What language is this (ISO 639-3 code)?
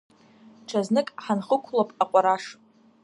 abk